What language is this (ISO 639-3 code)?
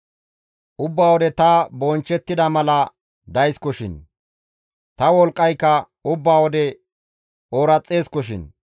gmv